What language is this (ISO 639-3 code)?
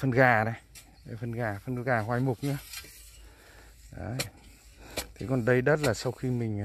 vie